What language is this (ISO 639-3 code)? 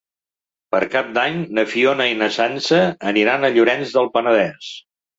cat